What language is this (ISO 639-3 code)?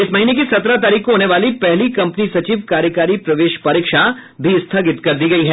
hin